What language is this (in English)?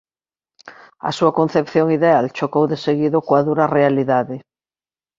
Galician